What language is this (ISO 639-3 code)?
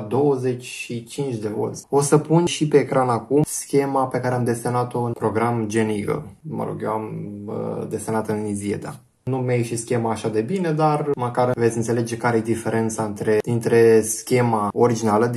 ron